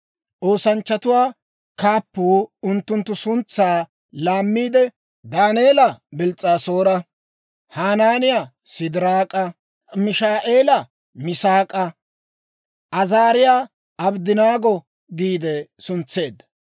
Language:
Dawro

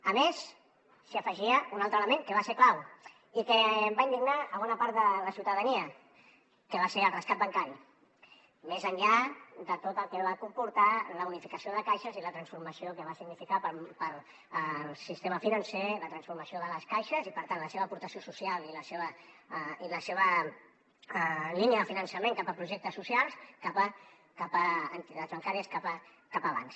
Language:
Catalan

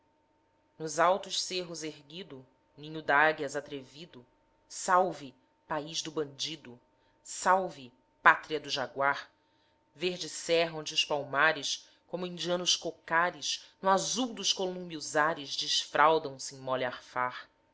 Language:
Portuguese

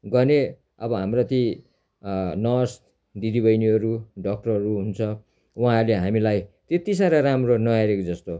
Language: Nepali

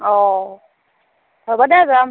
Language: Assamese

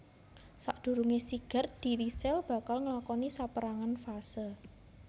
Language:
Javanese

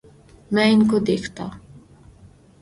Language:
Urdu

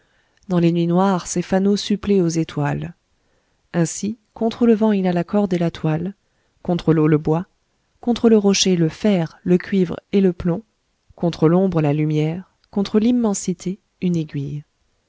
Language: French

